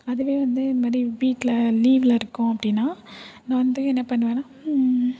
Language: Tamil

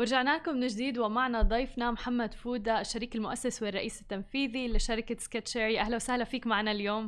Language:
Arabic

